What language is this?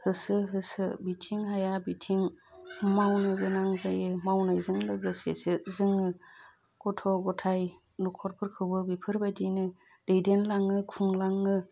Bodo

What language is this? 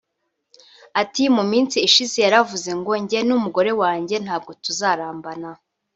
Kinyarwanda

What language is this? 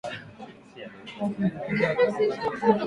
Swahili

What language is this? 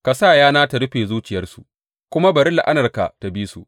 Hausa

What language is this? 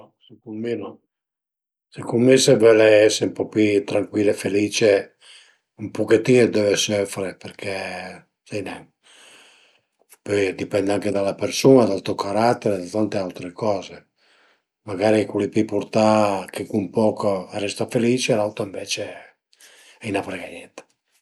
Piedmontese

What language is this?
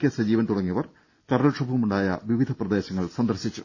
Malayalam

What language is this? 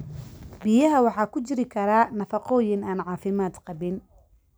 Somali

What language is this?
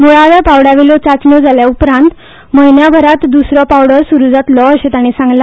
Konkani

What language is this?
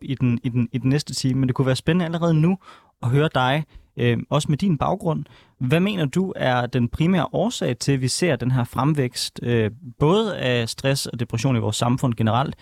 Danish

